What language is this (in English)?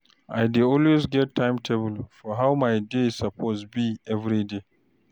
Nigerian Pidgin